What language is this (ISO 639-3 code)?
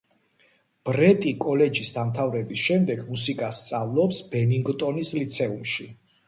kat